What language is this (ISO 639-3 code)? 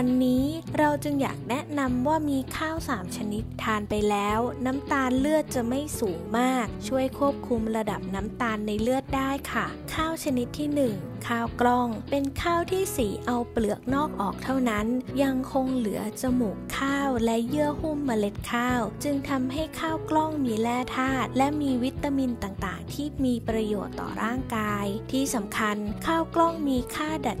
tha